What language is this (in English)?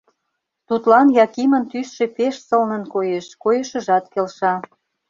Mari